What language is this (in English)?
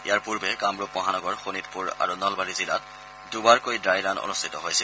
Assamese